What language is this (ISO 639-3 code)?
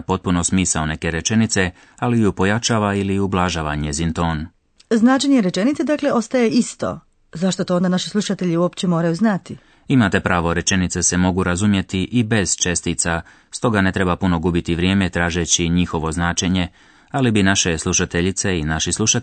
hrv